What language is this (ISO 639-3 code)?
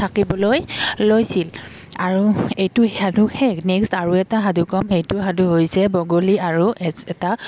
asm